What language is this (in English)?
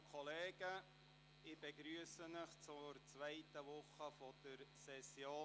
Swiss German